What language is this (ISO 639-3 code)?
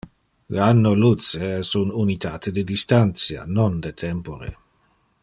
ina